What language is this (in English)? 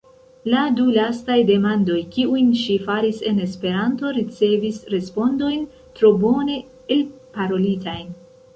Esperanto